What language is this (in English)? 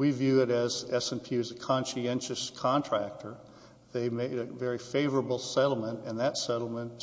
English